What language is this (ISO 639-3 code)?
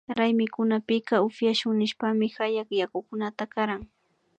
qvi